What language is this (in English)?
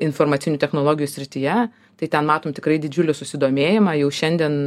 Lithuanian